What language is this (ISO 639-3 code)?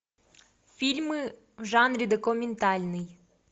rus